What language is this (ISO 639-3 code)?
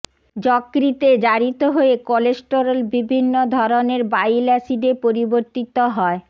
ben